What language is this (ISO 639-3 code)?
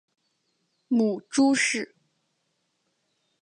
zho